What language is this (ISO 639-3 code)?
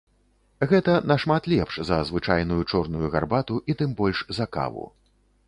bel